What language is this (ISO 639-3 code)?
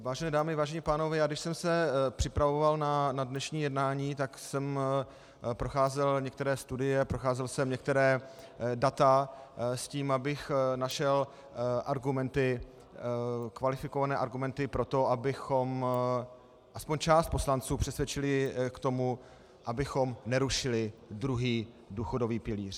ces